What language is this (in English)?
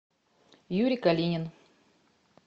Russian